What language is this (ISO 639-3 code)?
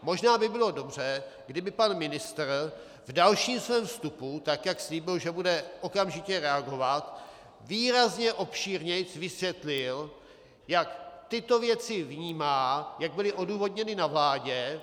ces